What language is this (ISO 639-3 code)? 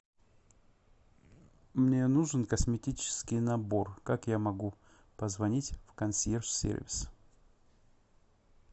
rus